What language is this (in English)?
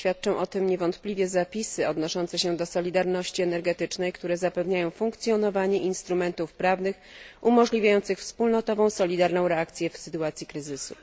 Polish